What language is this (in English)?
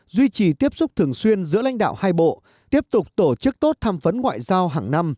Vietnamese